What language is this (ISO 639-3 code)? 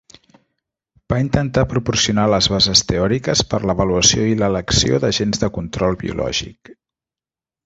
cat